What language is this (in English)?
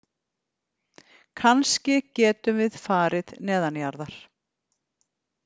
Icelandic